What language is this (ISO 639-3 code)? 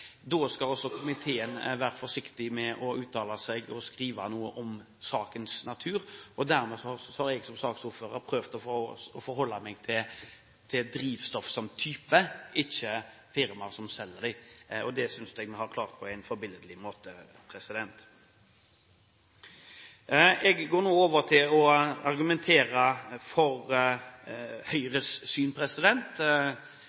nob